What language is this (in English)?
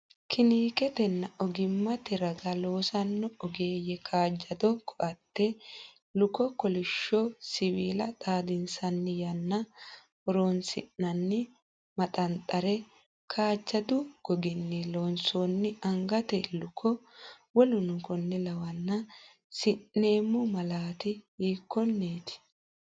Sidamo